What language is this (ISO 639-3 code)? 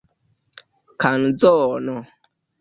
epo